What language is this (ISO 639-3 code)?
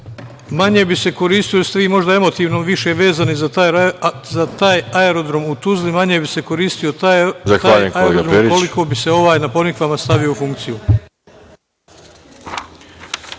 srp